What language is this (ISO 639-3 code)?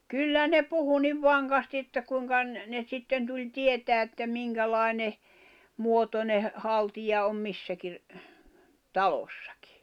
fin